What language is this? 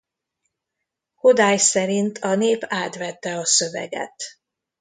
Hungarian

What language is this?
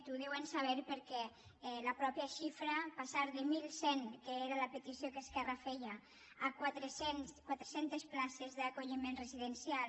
Catalan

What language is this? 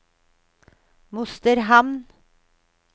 Norwegian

